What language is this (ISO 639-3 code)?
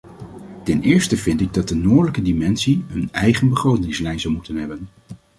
nld